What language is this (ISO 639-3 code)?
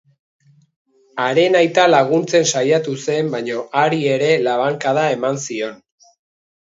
eus